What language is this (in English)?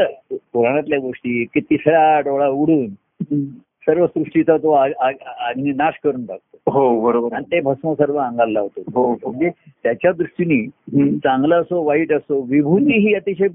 Marathi